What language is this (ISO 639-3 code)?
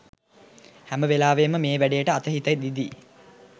sin